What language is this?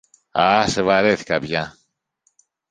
Greek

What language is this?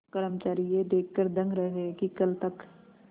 Hindi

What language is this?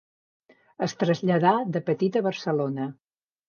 Catalan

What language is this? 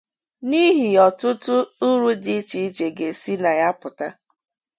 Igbo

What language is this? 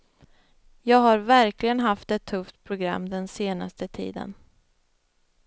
Swedish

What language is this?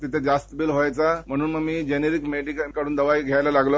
Marathi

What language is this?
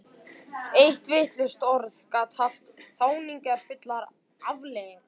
Icelandic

